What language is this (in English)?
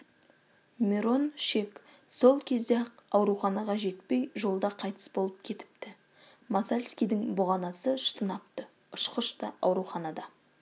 Kazakh